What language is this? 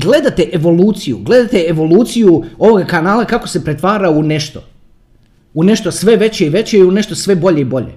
Croatian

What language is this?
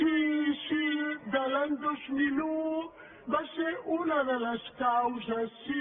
Catalan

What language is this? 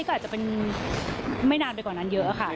Thai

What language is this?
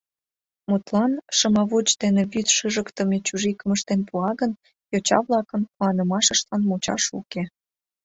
Mari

